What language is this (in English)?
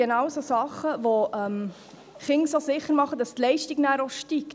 Swiss German